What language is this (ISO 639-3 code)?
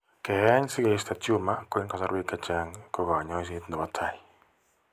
kln